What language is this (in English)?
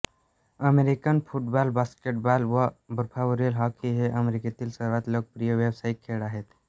Marathi